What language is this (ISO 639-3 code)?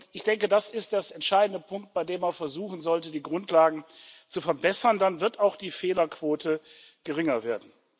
deu